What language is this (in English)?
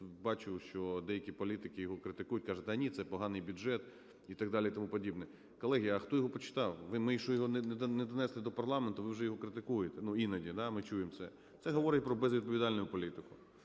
Ukrainian